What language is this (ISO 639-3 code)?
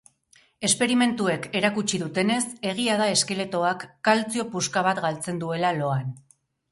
eus